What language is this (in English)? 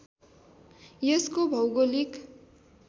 Nepali